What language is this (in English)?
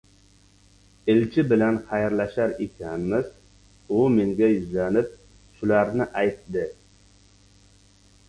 Uzbek